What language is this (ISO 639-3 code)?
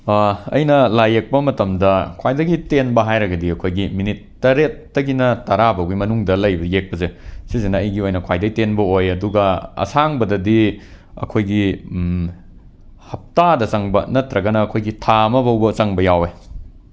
mni